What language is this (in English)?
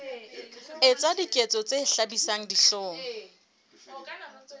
Southern Sotho